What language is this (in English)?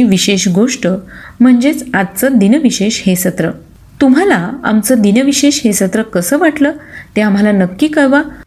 Marathi